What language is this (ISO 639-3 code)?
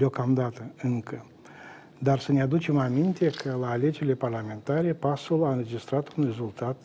ron